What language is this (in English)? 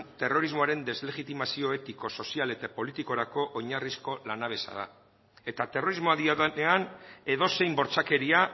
Basque